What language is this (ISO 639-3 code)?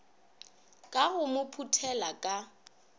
nso